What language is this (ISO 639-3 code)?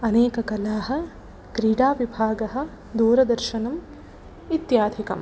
san